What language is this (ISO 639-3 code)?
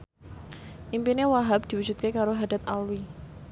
jav